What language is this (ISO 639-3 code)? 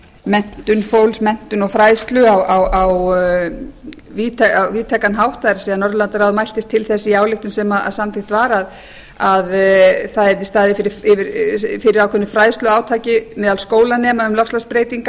isl